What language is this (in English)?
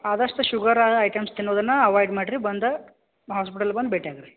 Kannada